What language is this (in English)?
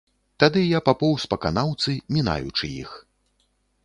Belarusian